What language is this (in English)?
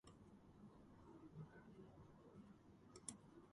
Georgian